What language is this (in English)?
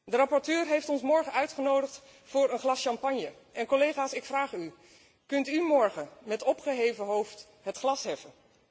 Dutch